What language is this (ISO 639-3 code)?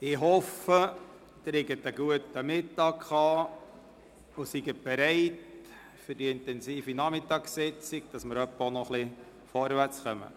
gsw